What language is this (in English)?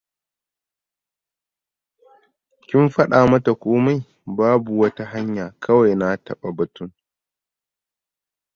Hausa